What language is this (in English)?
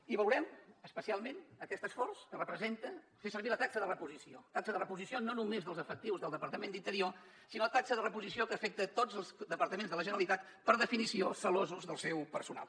Catalan